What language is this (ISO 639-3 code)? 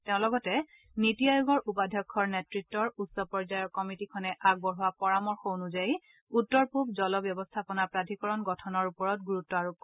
asm